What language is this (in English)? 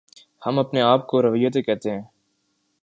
Urdu